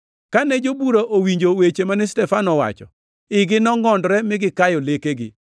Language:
Luo (Kenya and Tanzania)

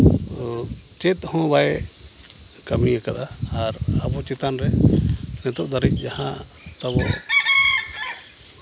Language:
Santali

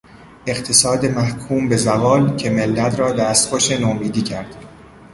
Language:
Persian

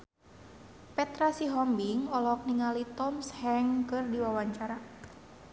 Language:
Sundanese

